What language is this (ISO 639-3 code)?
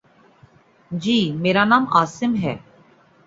urd